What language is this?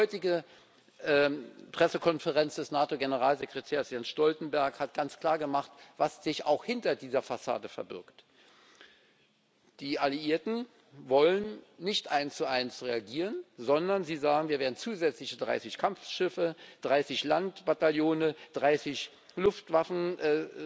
German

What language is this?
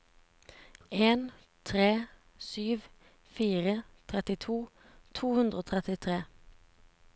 Norwegian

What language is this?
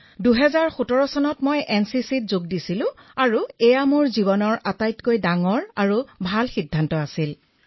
Assamese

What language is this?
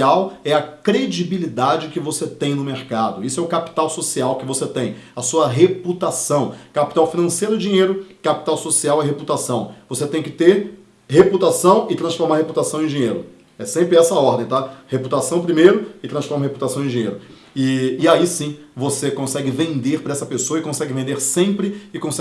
Portuguese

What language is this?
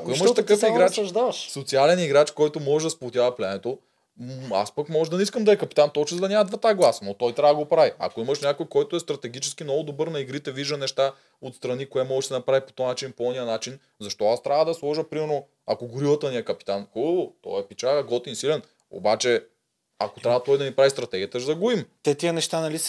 Bulgarian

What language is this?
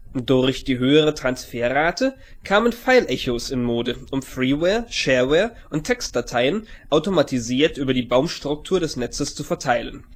German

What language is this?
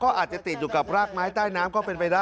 Thai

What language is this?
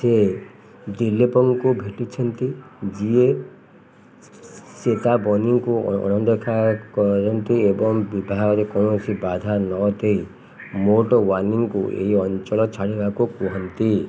Odia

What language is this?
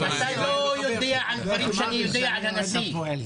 Hebrew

